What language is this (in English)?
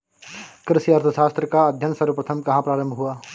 Hindi